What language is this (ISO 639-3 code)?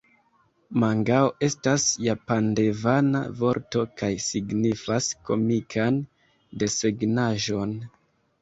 epo